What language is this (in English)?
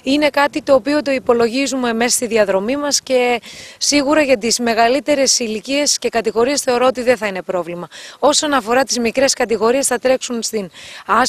Greek